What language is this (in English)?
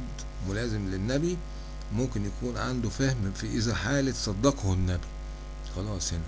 Arabic